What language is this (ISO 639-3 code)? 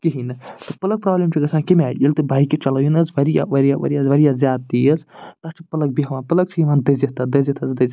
kas